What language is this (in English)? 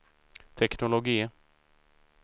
Swedish